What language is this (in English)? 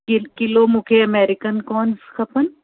Sindhi